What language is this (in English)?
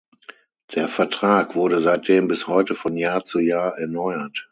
German